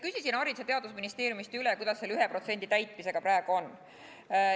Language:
Estonian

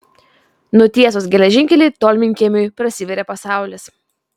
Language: Lithuanian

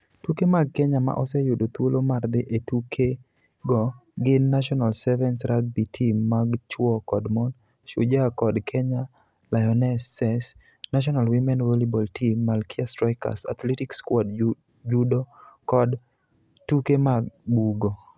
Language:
Luo (Kenya and Tanzania)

